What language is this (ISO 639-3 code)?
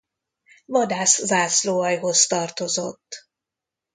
hun